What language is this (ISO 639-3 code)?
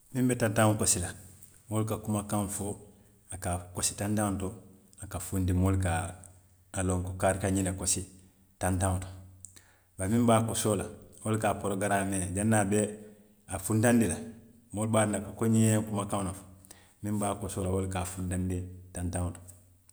mlq